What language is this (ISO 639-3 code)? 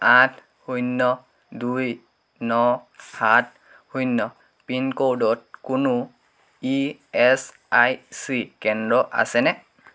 asm